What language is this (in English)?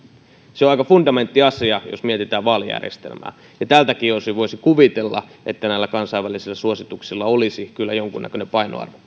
Finnish